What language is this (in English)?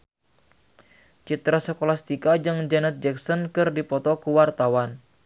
Sundanese